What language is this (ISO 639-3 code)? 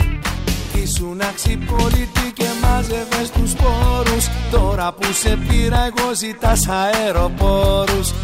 ell